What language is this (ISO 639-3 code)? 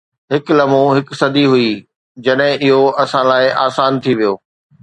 snd